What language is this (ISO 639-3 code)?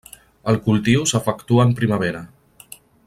cat